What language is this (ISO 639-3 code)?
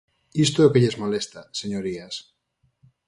glg